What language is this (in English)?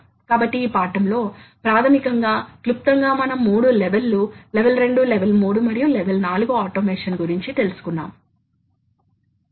Telugu